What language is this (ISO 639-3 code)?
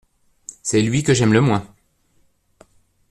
fra